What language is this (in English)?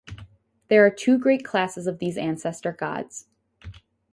English